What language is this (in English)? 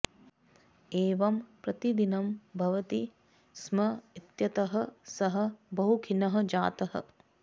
Sanskrit